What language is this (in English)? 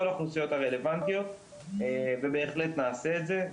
Hebrew